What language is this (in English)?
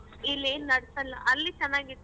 Kannada